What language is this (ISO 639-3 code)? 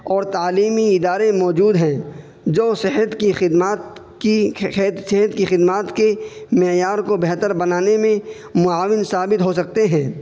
urd